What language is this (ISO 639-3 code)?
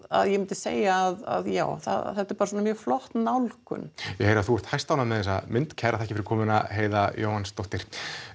isl